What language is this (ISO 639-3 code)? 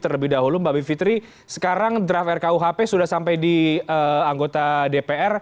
ind